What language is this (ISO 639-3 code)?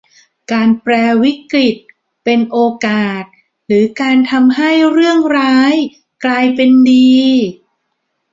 tha